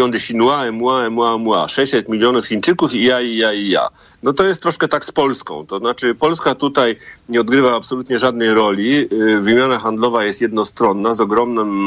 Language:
Polish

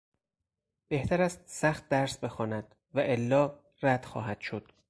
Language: Persian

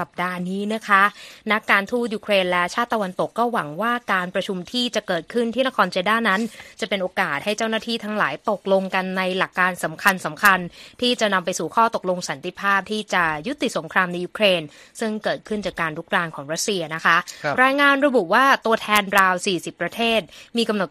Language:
Thai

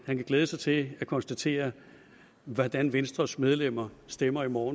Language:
Danish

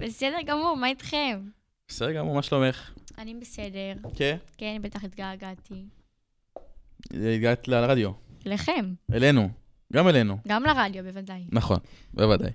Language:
Hebrew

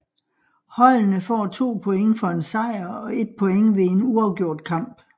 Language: Danish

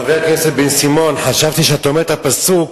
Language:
Hebrew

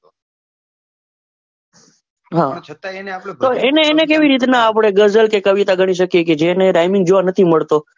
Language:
Gujarati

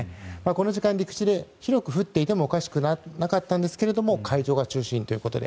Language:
Japanese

